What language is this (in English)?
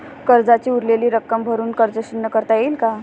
Marathi